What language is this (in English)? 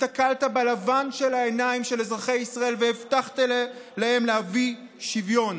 Hebrew